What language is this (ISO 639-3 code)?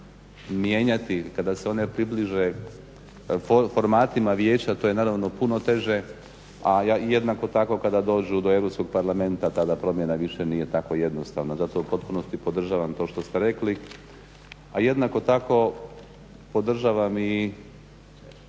hrv